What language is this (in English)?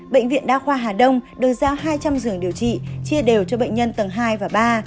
Vietnamese